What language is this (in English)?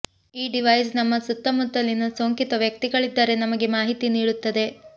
Kannada